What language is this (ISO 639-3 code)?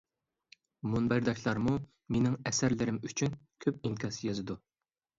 uig